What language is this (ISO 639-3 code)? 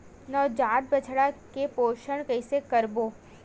hne